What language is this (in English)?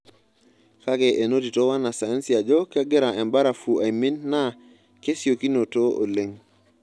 Masai